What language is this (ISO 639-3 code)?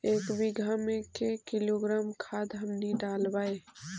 mag